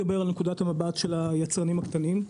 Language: Hebrew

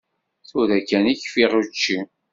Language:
Kabyle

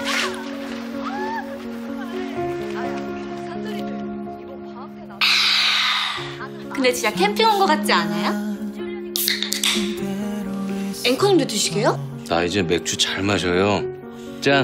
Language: Korean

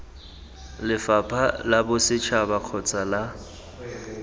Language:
Tswana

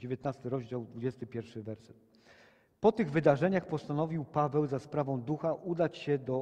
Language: Polish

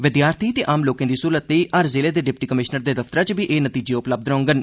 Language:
Dogri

